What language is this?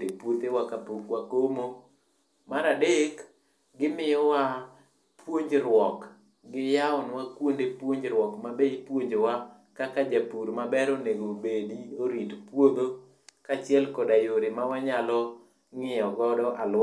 Luo (Kenya and Tanzania)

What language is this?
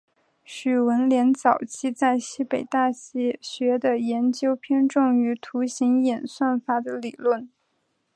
Chinese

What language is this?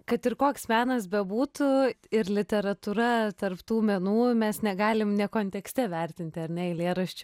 Lithuanian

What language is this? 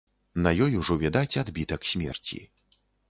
Belarusian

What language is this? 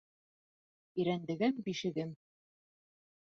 Bashkir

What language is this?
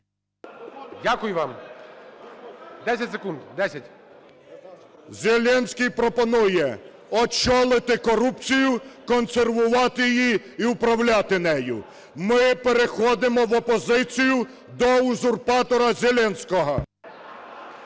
Ukrainian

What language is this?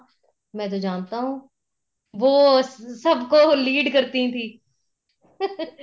Punjabi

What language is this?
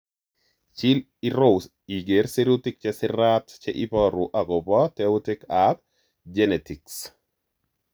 Kalenjin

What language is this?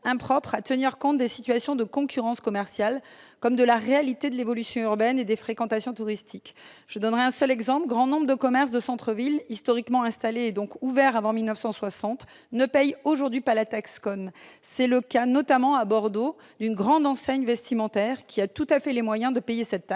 French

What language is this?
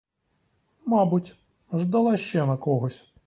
Ukrainian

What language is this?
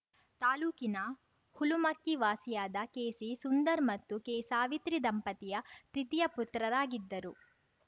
Kannada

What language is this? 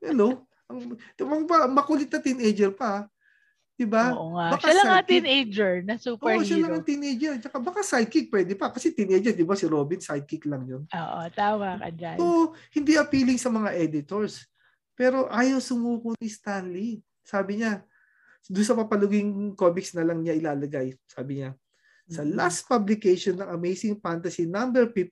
Filipino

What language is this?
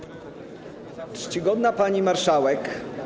Polish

